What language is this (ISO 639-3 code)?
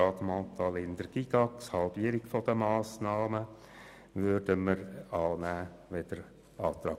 gsw